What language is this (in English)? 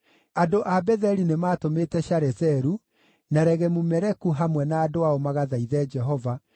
Kikuyu